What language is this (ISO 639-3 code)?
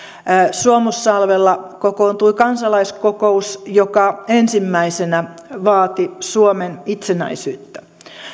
fin